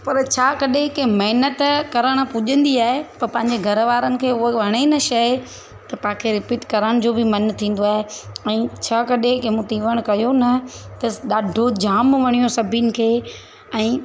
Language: Sindhi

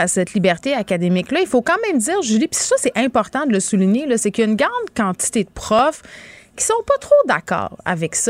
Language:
French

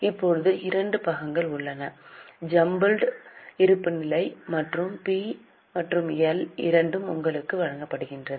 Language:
Tamil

